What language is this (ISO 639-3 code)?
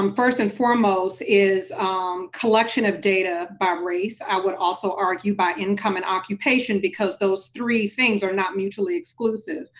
eng